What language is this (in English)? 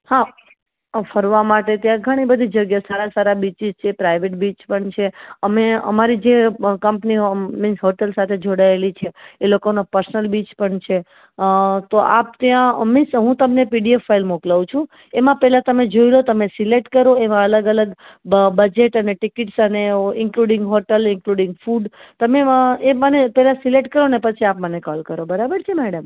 Gujarati